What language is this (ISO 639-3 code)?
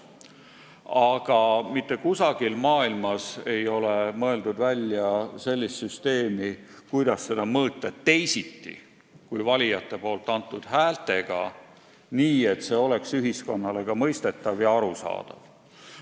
est